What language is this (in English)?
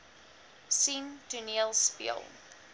Afrikaans